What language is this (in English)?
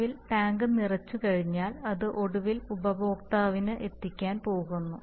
Malayalam